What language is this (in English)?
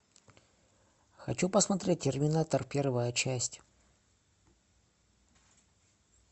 Russian